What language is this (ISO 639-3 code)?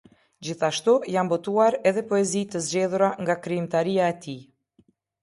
sqi